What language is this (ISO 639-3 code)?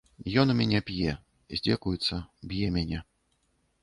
bel